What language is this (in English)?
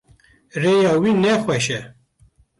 Kurdish